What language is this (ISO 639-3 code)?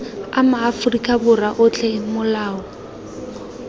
tsn